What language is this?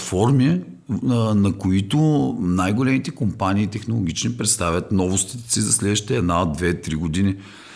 Bulgarian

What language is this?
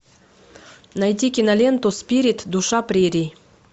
Russian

